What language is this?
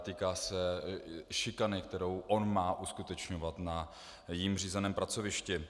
Czech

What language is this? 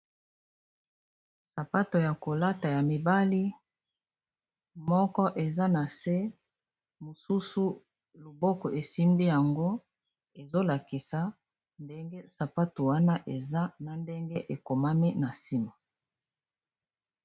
Lingala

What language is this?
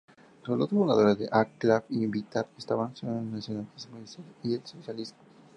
Spanish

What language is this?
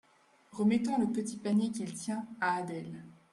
French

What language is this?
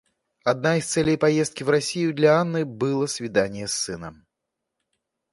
Russian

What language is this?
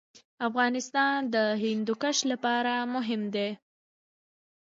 Pashto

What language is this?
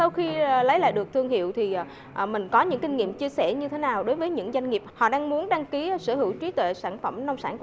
Vietnamese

